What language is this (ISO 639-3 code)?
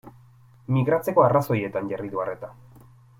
eus